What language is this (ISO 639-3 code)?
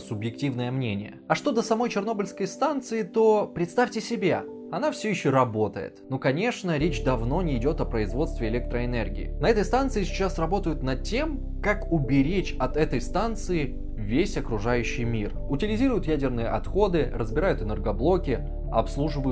rus